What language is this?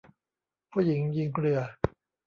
Thai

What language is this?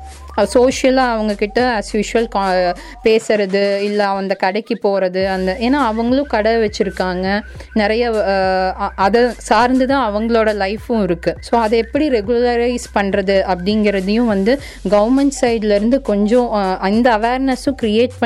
Tamil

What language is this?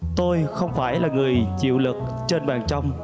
Vietnamese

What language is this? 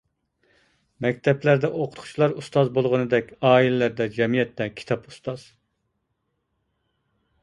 Uyghur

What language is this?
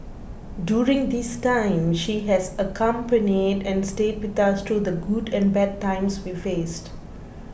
English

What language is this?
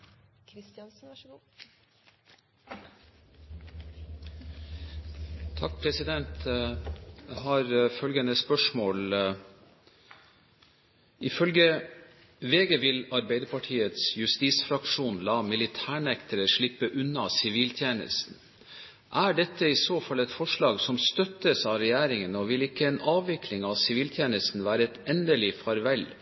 Norwegian Bokmål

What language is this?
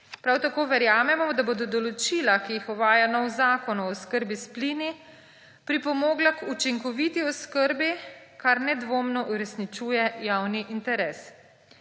Slovenian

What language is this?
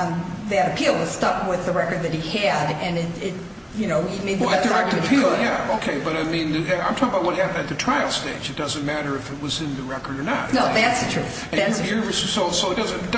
English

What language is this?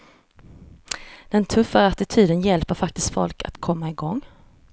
Swedish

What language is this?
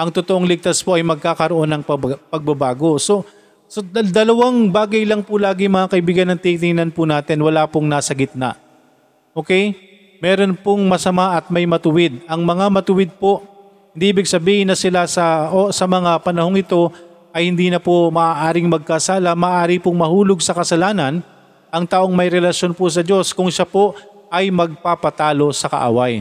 Filipino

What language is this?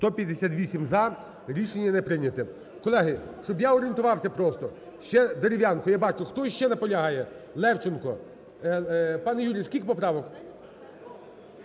Ukrainian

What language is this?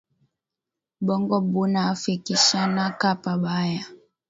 Swahili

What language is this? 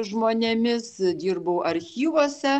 Lithuanian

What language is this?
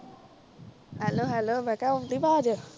Punjabi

